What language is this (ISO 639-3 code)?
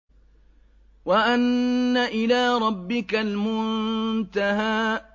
ara